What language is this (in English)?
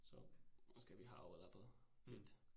Danish